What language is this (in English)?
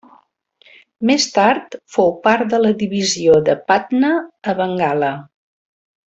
Catalan